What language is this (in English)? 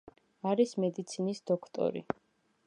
Georgian